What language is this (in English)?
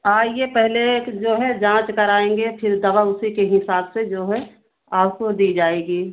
Hindi